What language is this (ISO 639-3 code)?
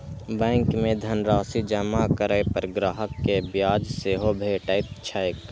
mai